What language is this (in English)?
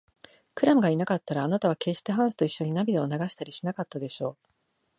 Japanese